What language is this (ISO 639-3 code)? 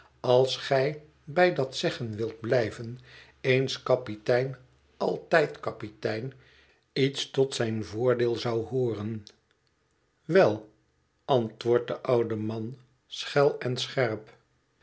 nld